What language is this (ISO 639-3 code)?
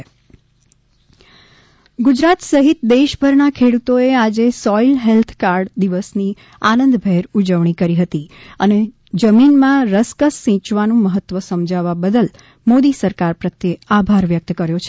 guj